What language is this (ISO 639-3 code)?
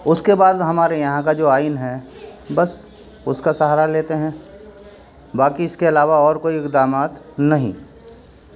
urd